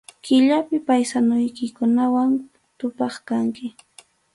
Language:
Arequipa-La Unión Quechua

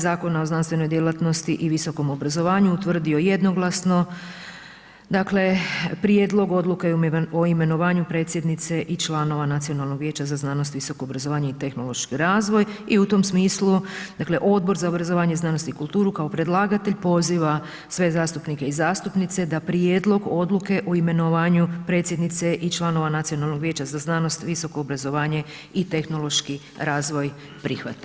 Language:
Croatian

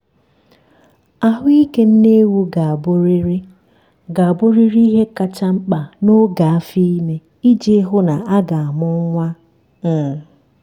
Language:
Igbo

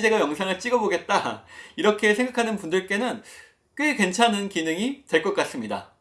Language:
Korean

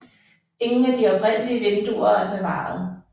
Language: Danish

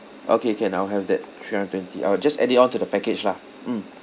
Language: English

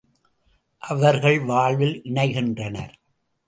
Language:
Tamil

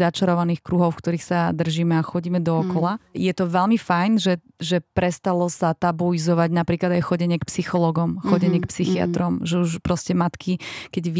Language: Slovak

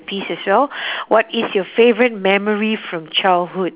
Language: English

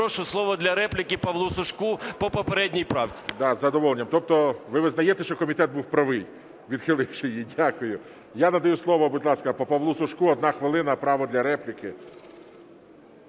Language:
Ukrainian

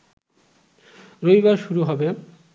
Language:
Bangla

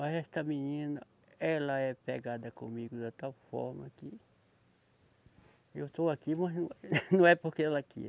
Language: Portuguese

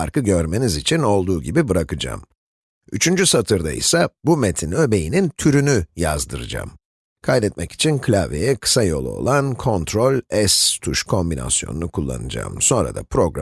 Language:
Turkish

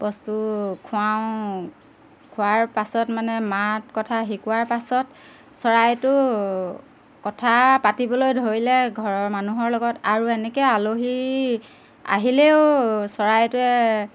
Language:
Assamese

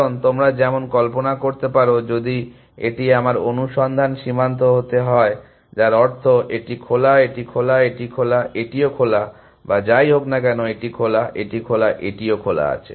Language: Bangla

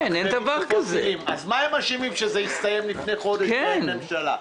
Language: Hebrew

